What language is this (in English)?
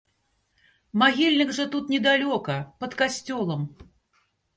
Belarusian